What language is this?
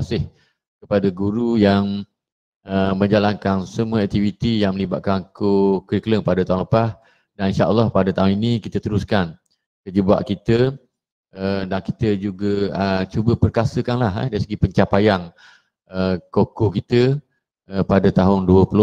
Malay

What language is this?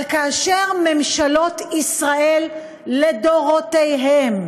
Hebrew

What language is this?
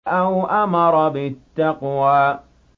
Arabic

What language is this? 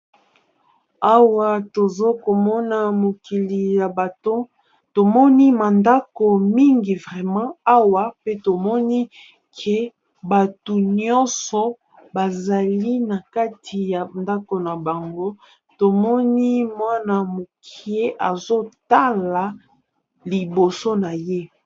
Lingala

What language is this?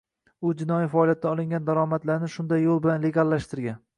Uzbek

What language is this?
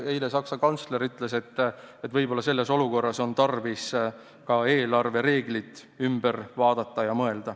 Estonian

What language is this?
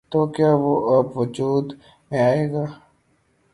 Urdu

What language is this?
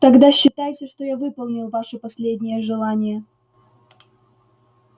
Russian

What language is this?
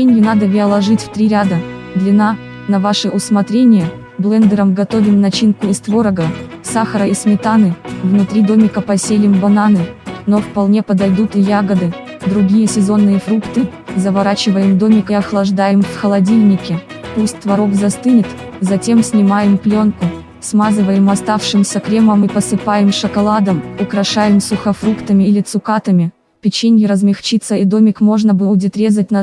Russian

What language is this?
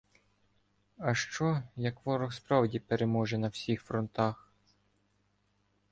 Ukrainian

